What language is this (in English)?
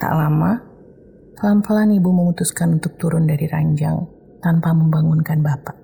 Indonesian